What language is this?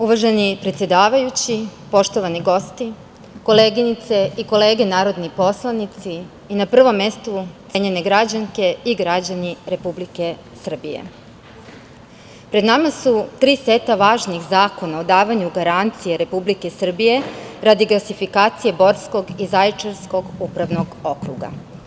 Serbian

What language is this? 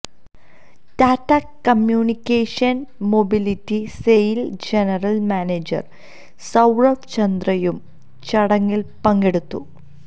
Malayalam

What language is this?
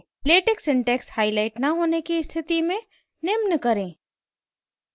Hindi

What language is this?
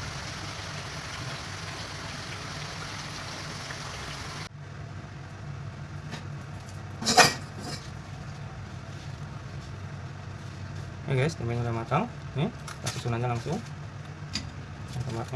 Indonesian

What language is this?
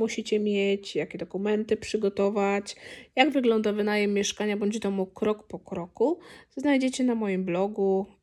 Polish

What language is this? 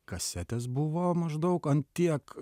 Lithuanian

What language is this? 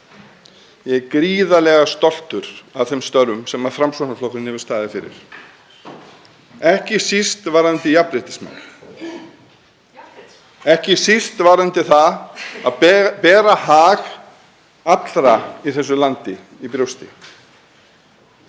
Icelandic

